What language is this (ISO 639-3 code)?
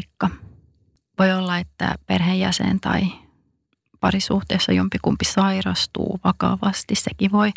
fin